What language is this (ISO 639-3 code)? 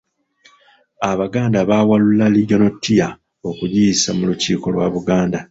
lug